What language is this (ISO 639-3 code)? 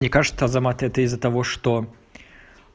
rus